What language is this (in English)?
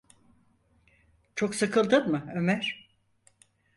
Turkish